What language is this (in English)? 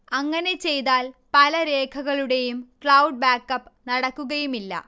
Malayalam